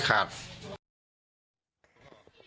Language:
Thai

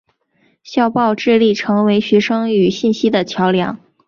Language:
Chinese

